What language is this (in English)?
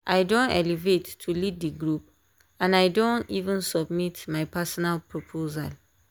Nigerian Pidgin